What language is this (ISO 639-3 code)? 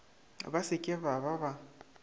nso